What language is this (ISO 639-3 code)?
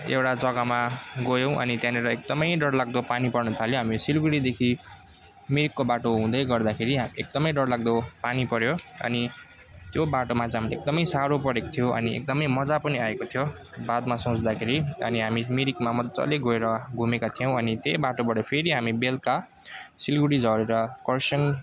nep